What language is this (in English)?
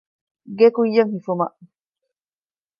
Divehi